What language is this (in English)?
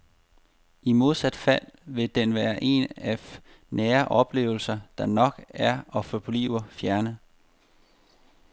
Danish